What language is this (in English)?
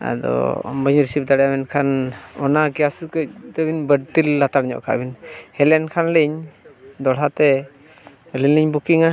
Santali